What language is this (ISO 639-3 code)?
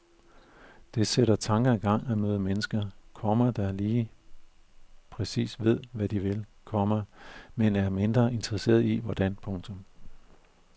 dan